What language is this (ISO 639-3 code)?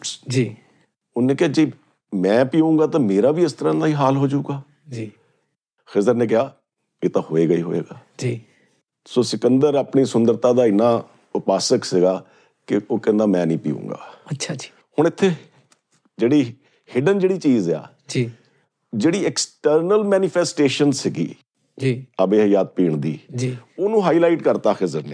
pan